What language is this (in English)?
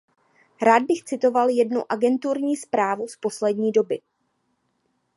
Czech